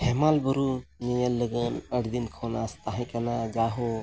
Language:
Santali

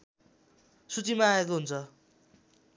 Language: Nepali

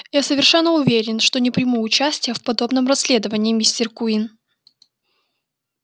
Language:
Russian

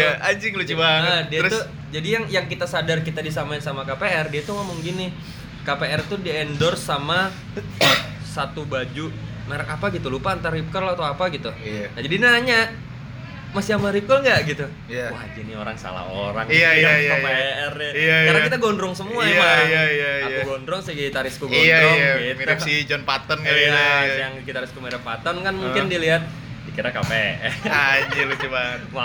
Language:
Indonesian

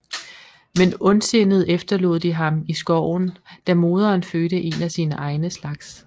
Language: Danish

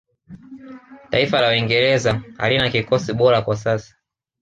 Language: Swahili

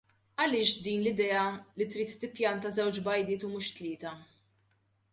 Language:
Maltese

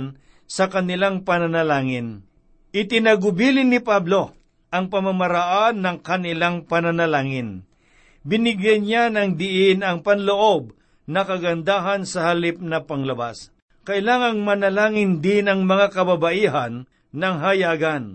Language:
Filipino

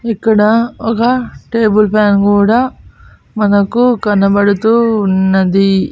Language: Telugu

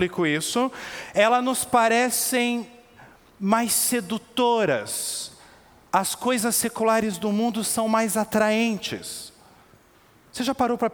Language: Portuguese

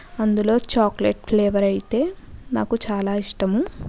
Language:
Telugu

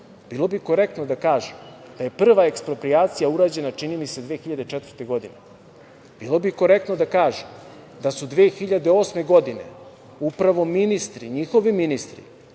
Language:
Serbian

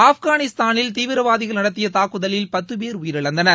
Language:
Tamil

